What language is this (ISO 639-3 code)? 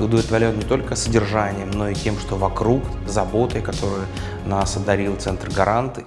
rus